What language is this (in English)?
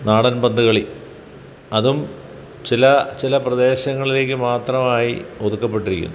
Malayalam